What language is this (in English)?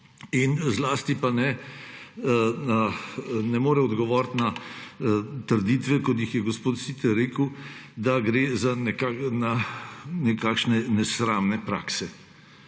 Slovenian